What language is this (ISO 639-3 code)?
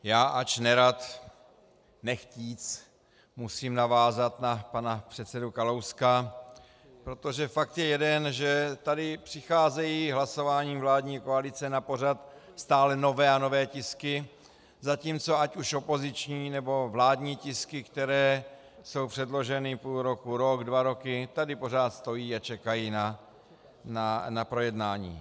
ces